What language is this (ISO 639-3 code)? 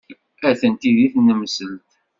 kab